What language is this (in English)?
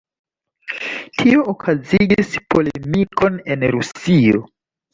Esperanto